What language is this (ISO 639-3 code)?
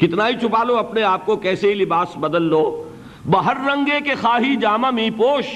urd